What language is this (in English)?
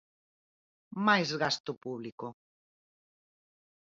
Galician